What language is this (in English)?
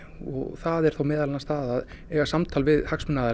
Icelandic